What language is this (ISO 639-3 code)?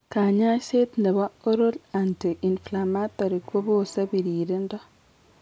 kln